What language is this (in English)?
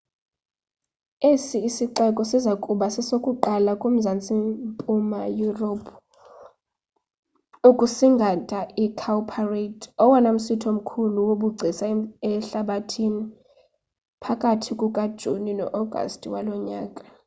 Xhosa